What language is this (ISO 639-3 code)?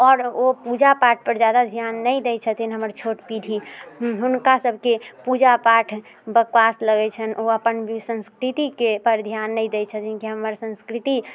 mai